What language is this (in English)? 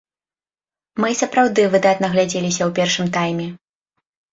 Belarusian